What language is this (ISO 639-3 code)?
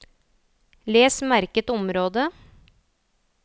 nor